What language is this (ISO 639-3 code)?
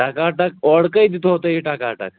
kas